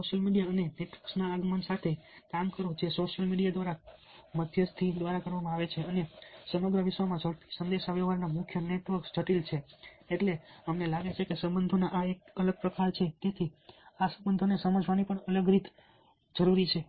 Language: Gujarati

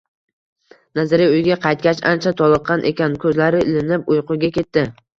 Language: Uzbek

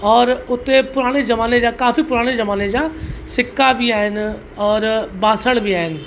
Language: Sindhi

